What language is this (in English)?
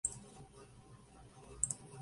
Spanish